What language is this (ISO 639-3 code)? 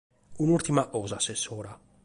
srd